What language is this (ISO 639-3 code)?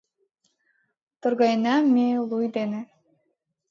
chm